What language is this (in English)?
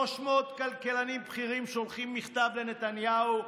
Hebrew